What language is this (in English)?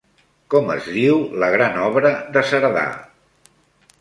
Catalan